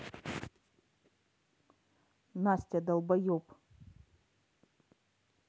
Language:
Russian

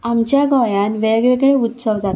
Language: Konkani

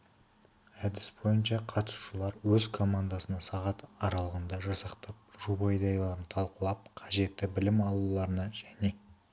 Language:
Kazakh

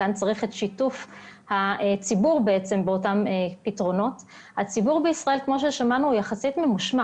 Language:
Hebrew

